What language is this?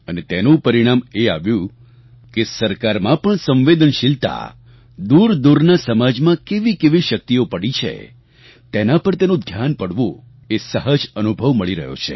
Gujarati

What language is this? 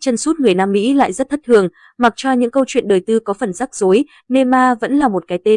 Vietnamese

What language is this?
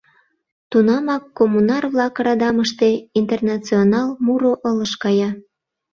Mari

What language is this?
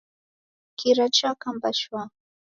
Taita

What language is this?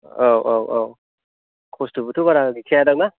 Bodo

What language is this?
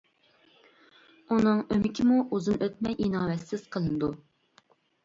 Uyghur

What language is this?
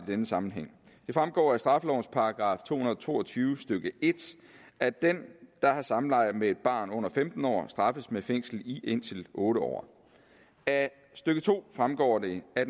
Danish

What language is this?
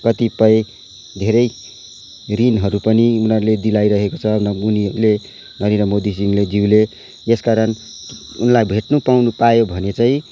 Nepali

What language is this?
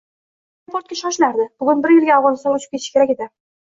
Uzbek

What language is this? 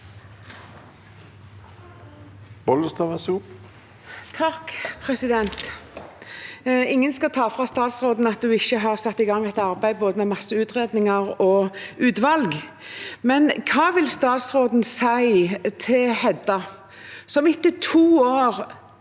Norwegian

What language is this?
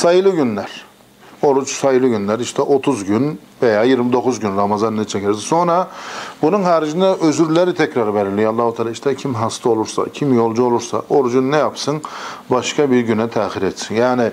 Turkish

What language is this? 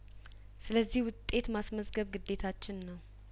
Amharic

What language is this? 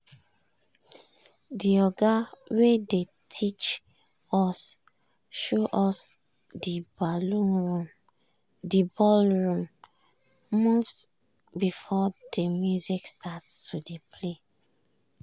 Nigerian Pidgin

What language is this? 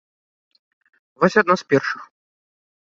Belarusian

